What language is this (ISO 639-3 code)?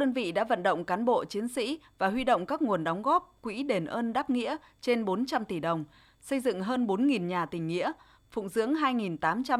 vie